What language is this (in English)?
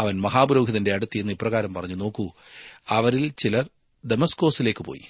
Malayalam